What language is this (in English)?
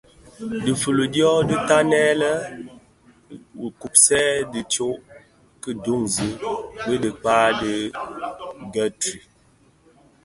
Bafia